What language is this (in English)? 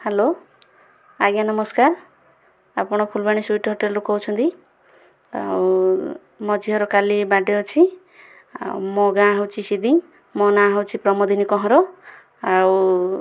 Odia